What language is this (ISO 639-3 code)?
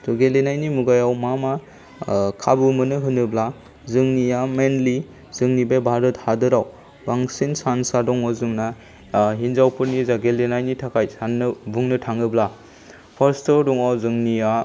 brx